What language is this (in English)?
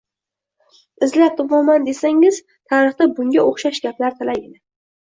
Uzbek